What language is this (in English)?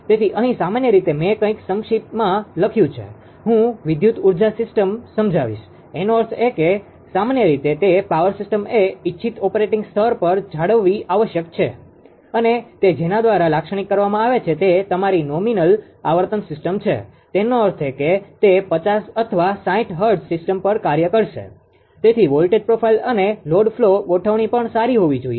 Gujarati